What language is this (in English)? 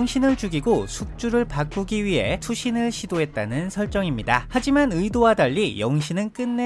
Korean